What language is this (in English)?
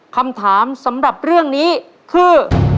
Thai